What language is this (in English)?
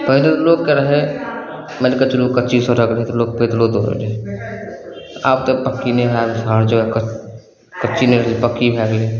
Maithili